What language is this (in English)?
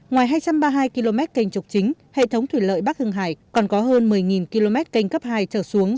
Vietnamese